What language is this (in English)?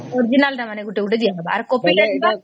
Odia